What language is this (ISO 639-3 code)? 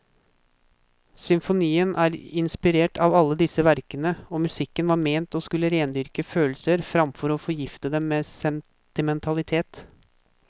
nor